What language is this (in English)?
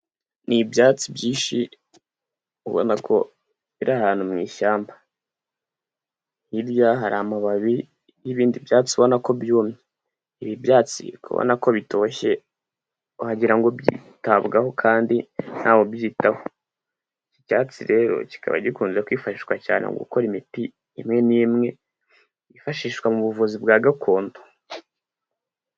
Kinyarwanda